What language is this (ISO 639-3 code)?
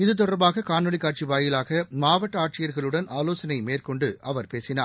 tam